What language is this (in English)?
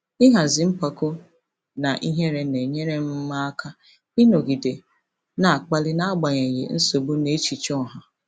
Igbo